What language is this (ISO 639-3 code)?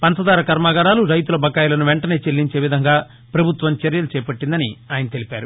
tel